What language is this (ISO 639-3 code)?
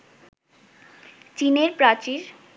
ben